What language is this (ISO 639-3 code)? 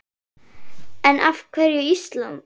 isl